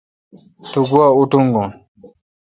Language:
Kalkoti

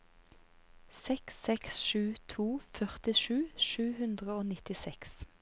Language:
Norwegian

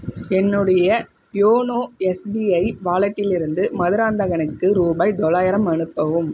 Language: Tamil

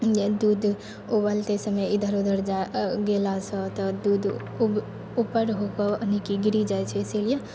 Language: Maithili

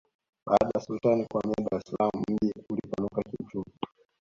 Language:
Swahili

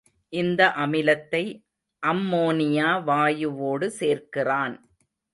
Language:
Tamil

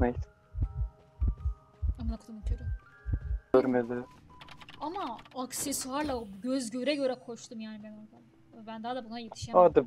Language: Turkish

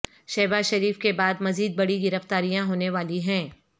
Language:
Urdu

